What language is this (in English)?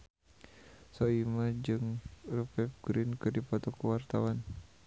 Sundanese